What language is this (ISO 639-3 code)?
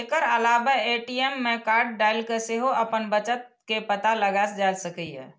mai